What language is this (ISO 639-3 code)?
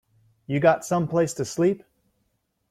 eng